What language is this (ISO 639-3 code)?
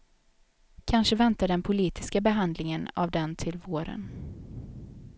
swe